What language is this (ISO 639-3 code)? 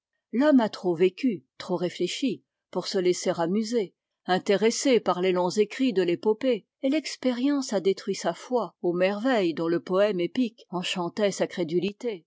fra